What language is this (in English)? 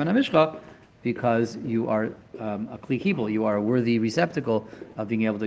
English